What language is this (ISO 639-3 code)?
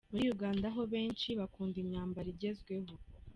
kin